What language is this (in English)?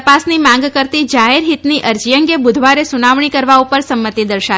Gujarati